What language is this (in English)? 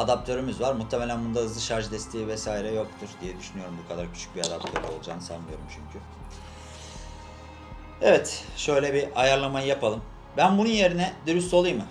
Turkish